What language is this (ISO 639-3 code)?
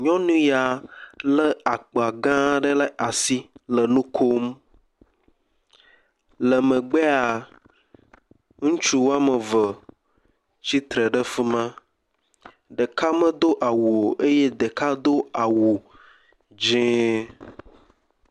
ewe